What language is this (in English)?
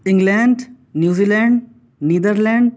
Urdu